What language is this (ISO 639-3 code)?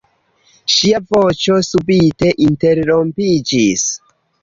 epo